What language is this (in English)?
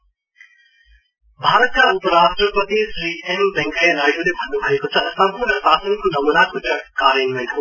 Nepali